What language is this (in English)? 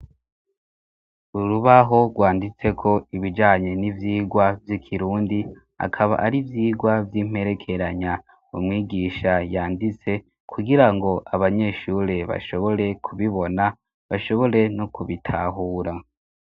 Rundi